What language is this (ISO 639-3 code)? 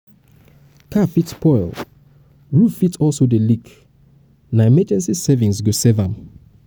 pcm